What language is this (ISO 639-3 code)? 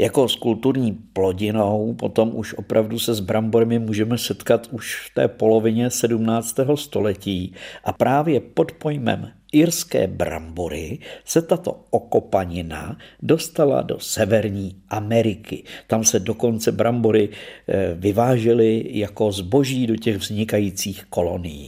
ces